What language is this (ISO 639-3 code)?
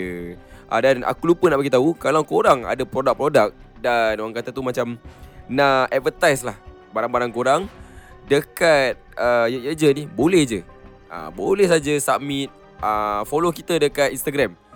msa